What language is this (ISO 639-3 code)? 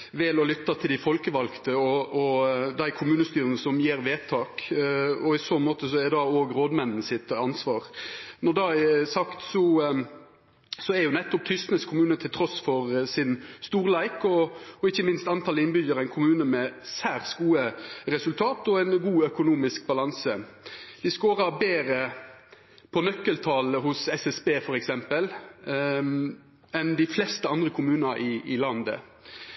nno